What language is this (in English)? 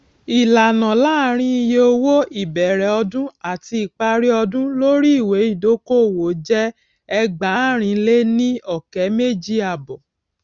Yoruba